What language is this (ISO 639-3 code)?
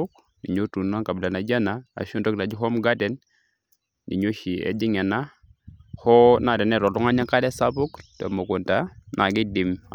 mas